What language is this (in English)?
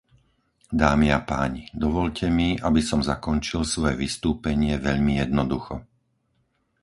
Slovak